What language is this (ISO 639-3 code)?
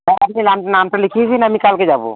ben